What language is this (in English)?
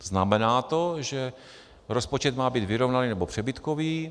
Czech